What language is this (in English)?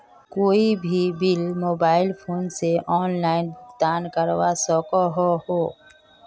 Magahi